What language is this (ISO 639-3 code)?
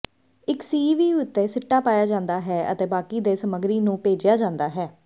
pan